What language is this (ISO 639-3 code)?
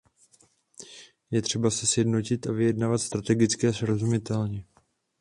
ces